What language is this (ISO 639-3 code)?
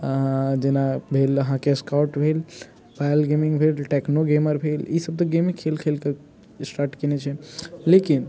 mai